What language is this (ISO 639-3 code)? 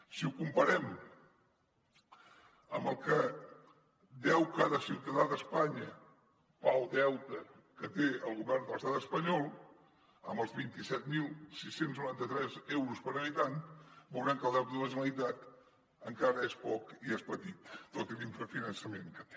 cat